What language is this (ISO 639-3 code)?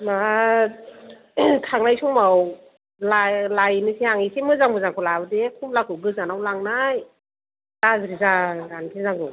brx